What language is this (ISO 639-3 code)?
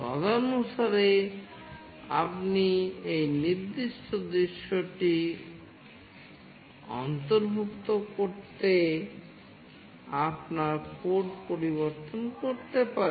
ben